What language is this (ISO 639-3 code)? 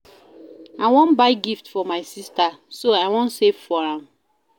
pcm